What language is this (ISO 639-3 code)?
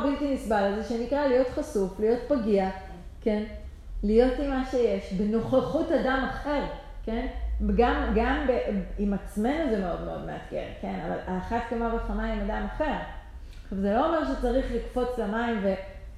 heb